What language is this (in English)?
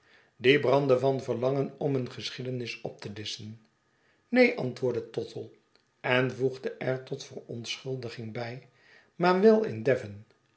Dutch